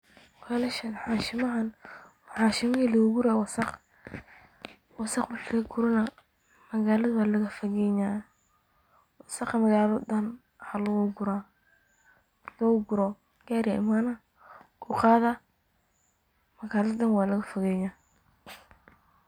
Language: Somali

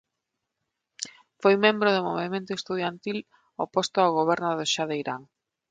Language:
Galician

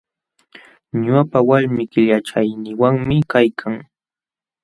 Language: Jauja Wanca Quechua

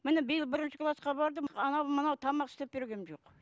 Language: Kazakh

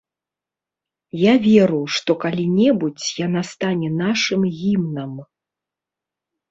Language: Belarusian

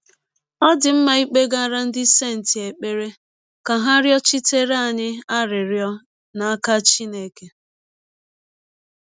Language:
Igbo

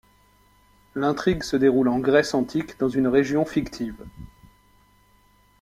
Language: French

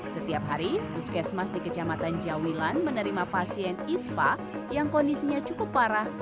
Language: Indonesian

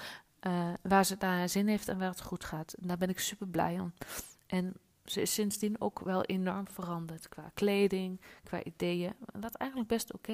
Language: Dutch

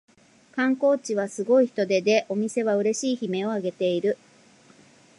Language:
Japanese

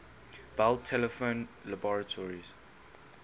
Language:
English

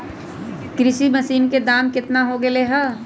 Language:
Magahi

